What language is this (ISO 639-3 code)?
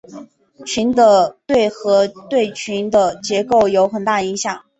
zho